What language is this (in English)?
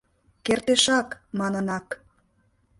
Mari